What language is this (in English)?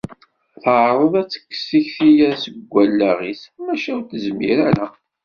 Kabyle